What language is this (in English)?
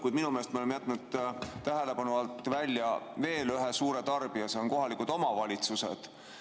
Estonian